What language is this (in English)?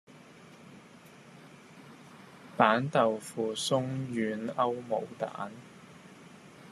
Cantonese